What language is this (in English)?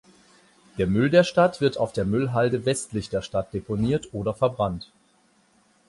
German